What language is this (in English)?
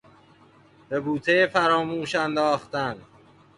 Persian